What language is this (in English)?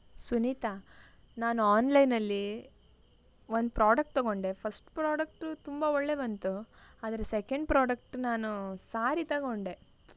Kannada